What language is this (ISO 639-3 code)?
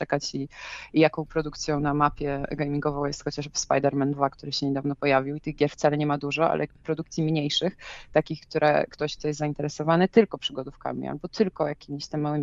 pol